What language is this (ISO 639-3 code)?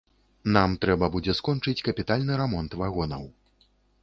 bel